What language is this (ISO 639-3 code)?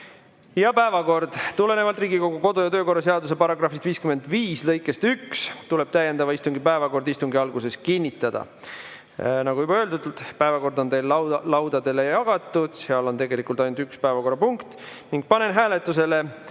est